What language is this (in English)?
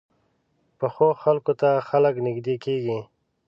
Pashto